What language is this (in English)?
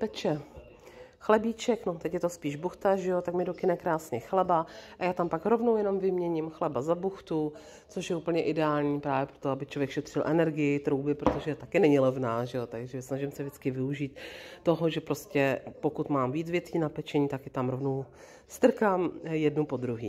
Czech